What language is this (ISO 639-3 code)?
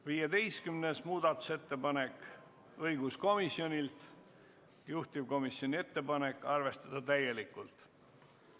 est